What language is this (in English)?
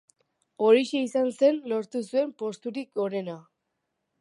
Basque